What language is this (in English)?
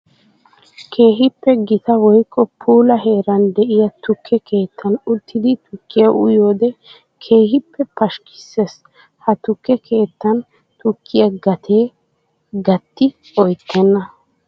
Wolaytta